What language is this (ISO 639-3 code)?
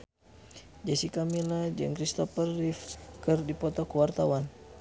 sun